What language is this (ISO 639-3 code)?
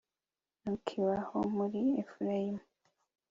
kin